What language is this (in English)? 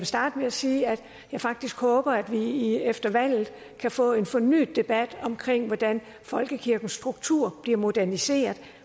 Danish